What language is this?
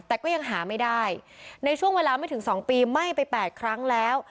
Thai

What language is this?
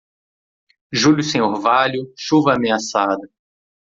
Portuguese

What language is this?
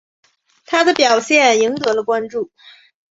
Chinese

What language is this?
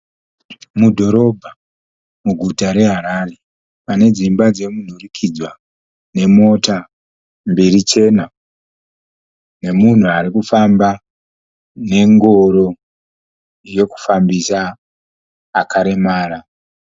Shona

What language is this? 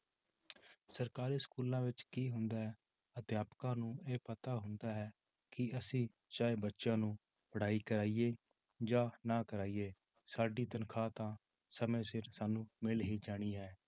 Punjabi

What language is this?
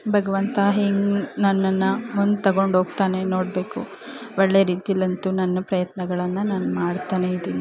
Kannada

